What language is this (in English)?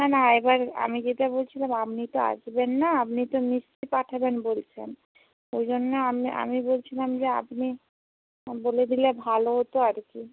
Bangla